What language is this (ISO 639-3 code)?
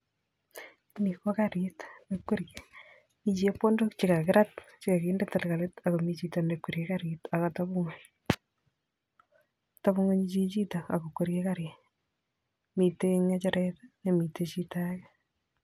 kln